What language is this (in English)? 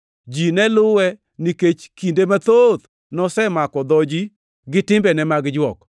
Luo (Kenya and Tanzania)